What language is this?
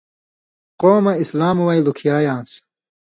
Indus Kohistani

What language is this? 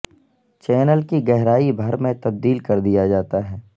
Urdu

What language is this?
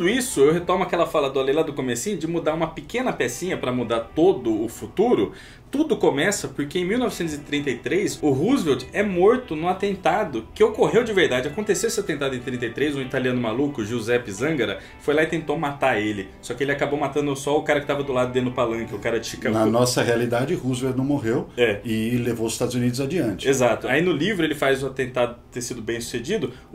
Portuguese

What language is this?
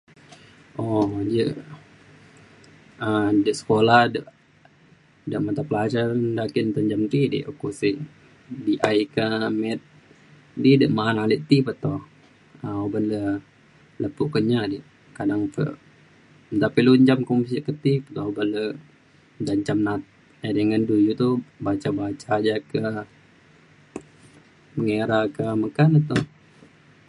Mainstream Kenyah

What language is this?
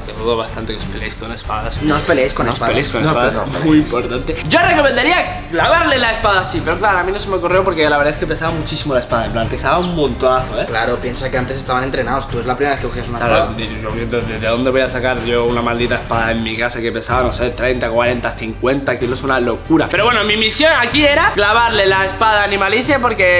Spanish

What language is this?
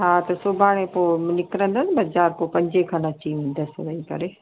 Sindhi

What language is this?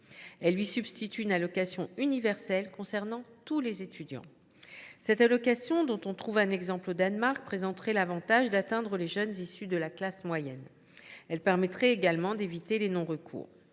French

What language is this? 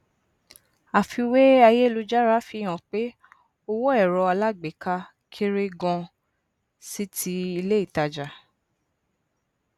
Yoruba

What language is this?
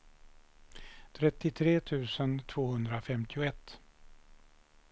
Swedish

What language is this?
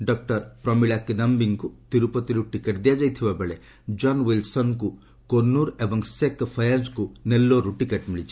Odia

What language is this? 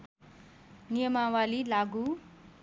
Nepali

